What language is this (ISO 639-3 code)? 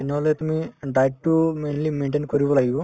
asm